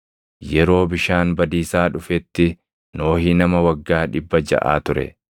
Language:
Oromo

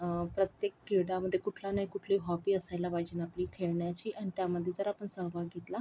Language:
Marathi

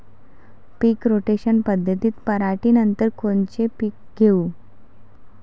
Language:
Marathi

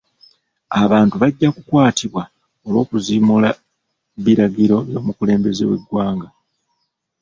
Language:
Ganda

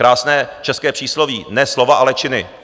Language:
Czech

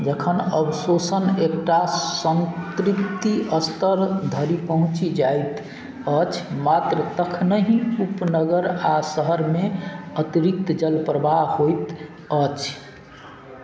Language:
Maithili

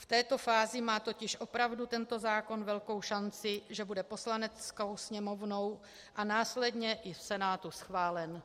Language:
Czech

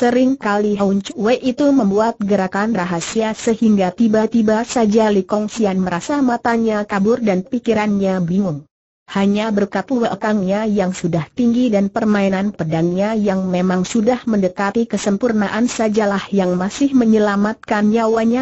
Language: Indonesian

